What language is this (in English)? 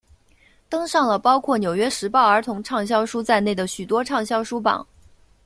Chinese